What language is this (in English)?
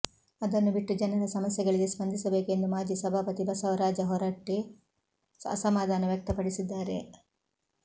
Kannada